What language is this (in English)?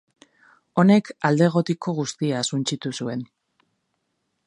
Basque